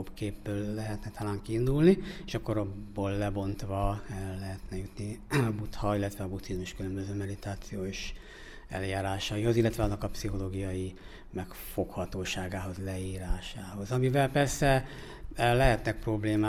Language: Hungarian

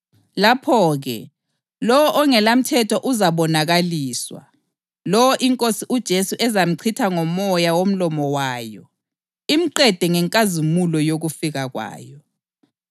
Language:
North Ndebele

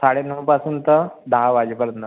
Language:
Marathi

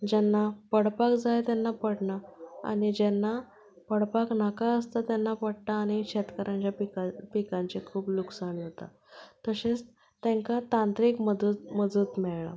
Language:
Konkani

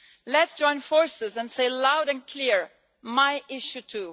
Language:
English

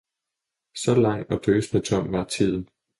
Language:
Danish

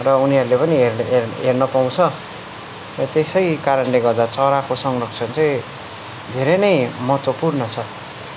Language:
Nepali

